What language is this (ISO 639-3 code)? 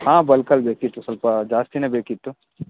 kan